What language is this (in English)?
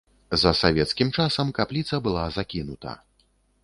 Belarusian